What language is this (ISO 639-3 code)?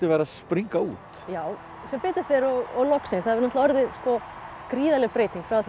isl